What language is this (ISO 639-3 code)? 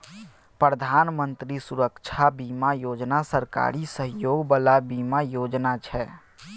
mai